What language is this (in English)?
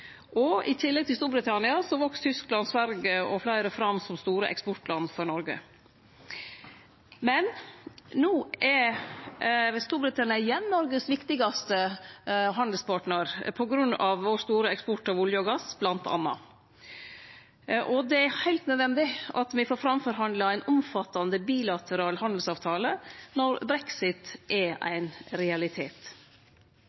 Norwegian Nynorsk